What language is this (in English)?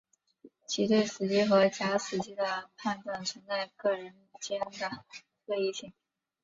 Chinese